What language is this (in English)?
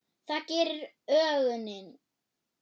Icelandic